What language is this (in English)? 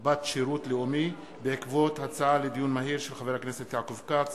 Hebrew